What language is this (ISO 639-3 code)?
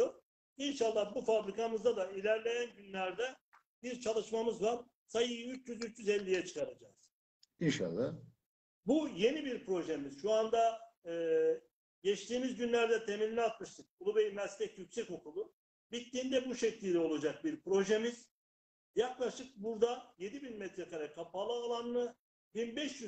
tur